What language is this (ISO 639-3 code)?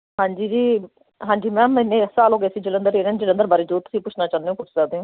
pan